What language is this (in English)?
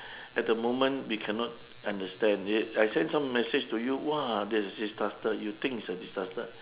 English